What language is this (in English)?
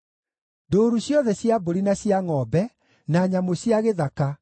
Kikuyu